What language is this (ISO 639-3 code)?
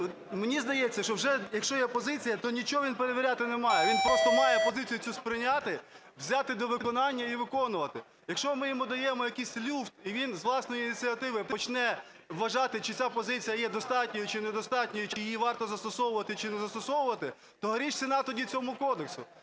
ukr